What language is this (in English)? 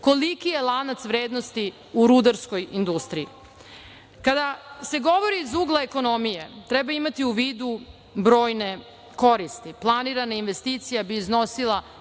Serbian